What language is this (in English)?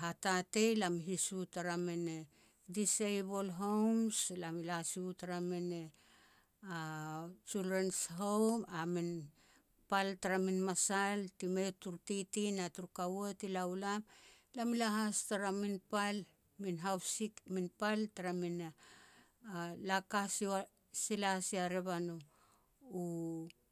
Petats